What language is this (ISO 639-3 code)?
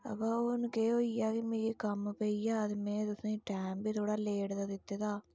doi